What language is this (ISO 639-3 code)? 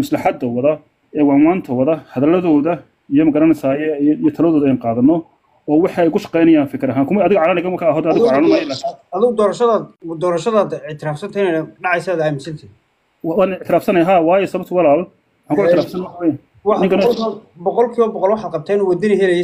ara